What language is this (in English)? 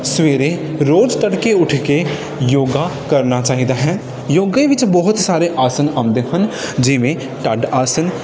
Punjabi